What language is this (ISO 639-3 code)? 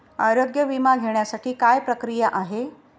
mar